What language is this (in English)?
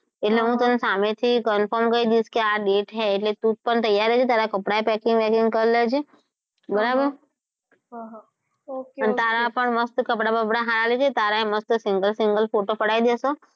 Gujarati